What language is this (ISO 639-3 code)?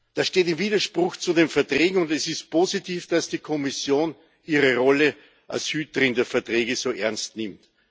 deu